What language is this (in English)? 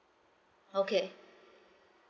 English